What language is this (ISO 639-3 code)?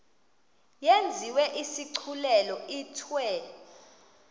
xho